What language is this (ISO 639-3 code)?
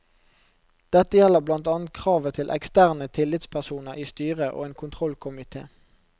nor